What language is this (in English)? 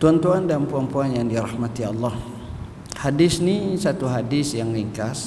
Malay